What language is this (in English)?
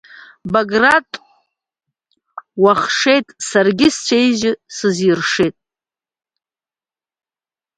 Abkhazian